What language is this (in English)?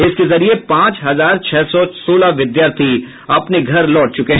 Hindi